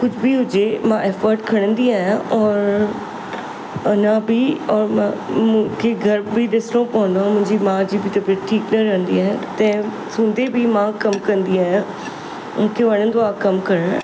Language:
Sindhi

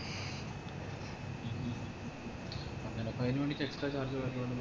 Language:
Malayalam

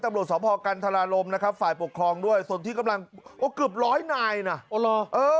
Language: Thai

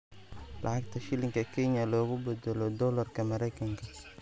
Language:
Somali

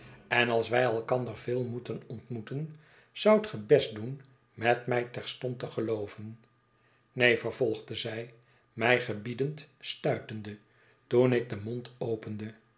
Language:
Dutch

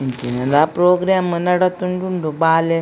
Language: Tulu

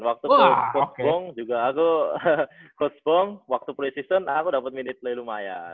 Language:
Indonesian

